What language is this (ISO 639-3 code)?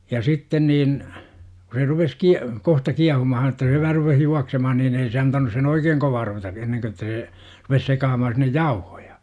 fin